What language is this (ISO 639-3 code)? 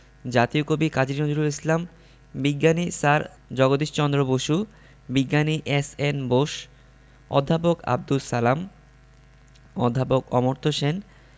ben